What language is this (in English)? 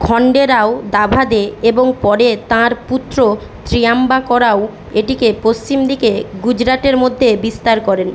Bangla